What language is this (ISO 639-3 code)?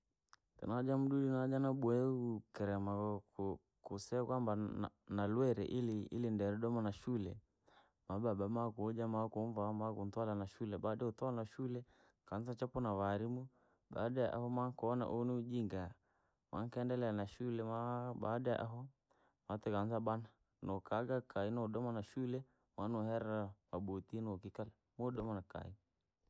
lag